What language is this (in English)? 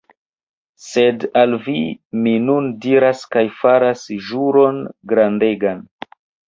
Esperanto